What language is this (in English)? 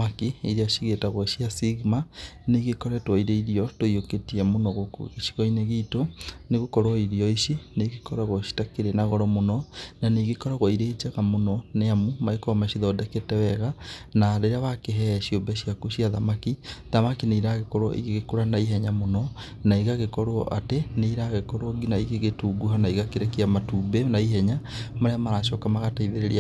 Kikuyu